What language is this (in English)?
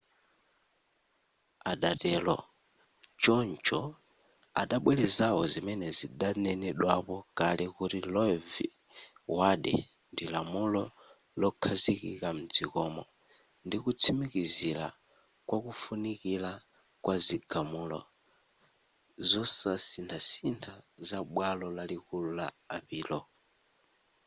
Nyanja